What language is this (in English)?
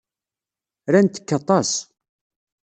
Kabyle